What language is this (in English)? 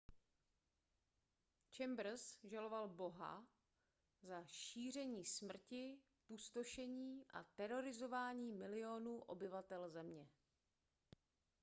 Czech